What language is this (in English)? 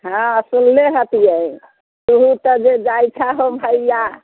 Maithili